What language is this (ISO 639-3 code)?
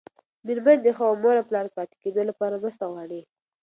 pus